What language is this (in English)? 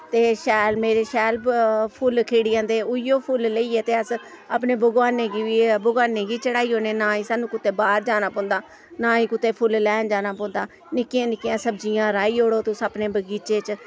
Dogri